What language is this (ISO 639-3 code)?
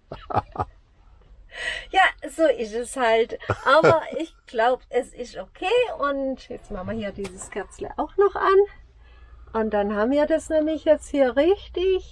deu